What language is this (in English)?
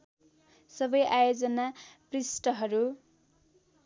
Nepali